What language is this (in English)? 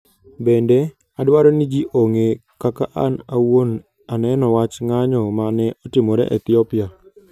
Luo (Kenya and Tanzania)